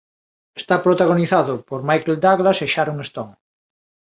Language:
Galician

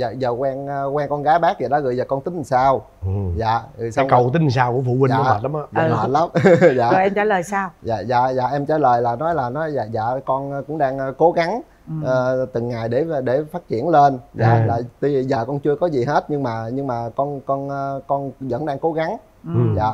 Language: Vietnamese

